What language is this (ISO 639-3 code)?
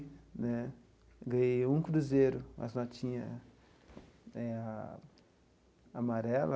por